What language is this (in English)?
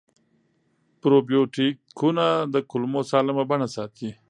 Pashto